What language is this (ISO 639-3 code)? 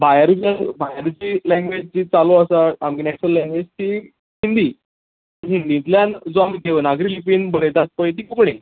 kok